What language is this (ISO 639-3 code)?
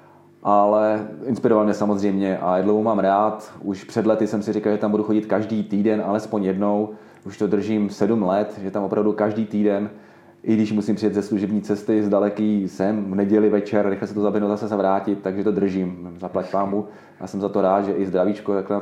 ces